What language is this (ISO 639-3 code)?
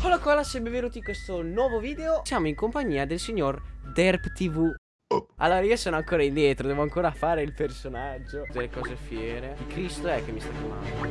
ita